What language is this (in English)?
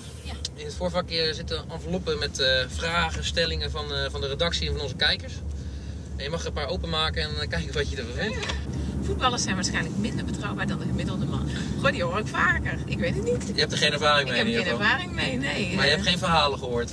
Dutch